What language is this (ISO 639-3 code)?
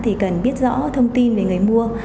vie